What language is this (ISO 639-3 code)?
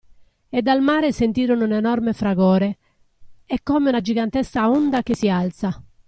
ita